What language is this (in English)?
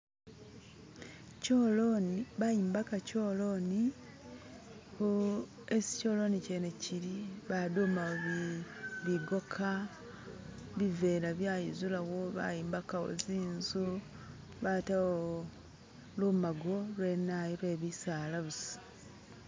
Masaaba